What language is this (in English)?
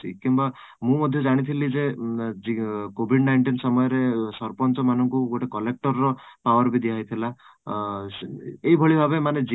Odia